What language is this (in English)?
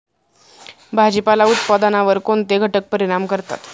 Marathi